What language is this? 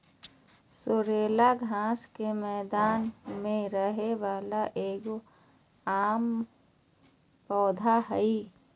Magahi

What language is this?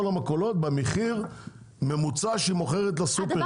Hebrew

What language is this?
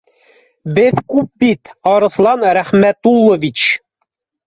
Bashkir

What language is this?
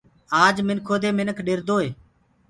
Gurgula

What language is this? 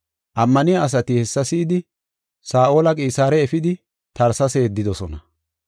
Gofa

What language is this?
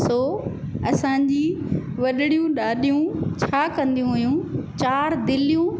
Sindhi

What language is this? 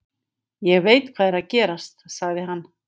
Icelandic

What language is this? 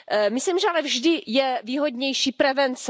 Czech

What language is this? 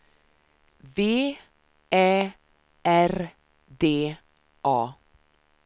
Swedish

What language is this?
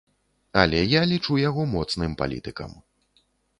Belarusian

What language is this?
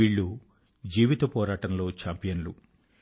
Telugu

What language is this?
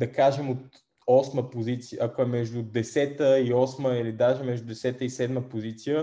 Bulgarian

